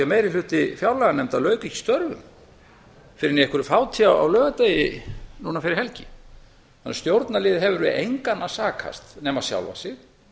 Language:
Icelandic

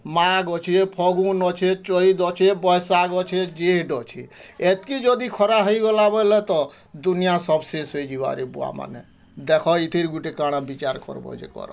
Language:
Odia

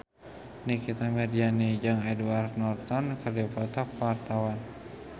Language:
Sundanese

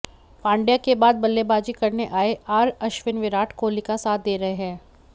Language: Hindi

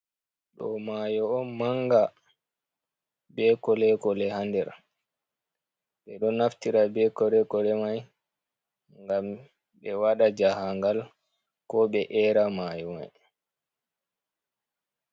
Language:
Fula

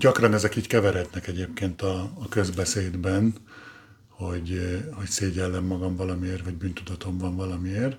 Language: Hungarian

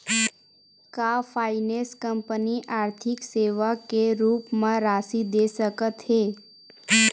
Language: Chhattisgarhi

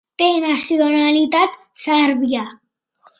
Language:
Catalan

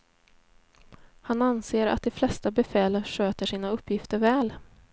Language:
Swedish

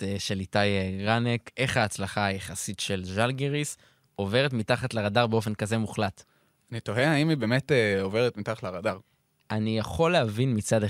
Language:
Hebrew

